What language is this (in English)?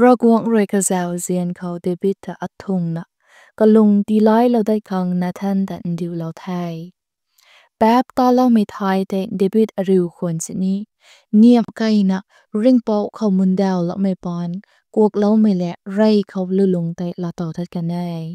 Thai